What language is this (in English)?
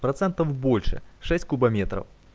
Russian